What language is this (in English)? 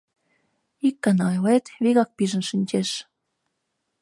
Mari